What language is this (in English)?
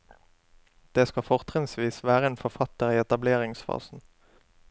Norwegian